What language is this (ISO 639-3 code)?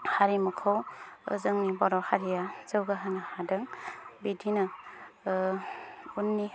brx